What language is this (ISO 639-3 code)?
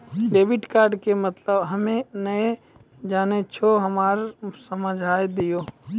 mai